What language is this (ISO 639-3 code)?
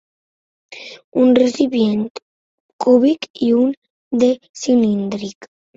cat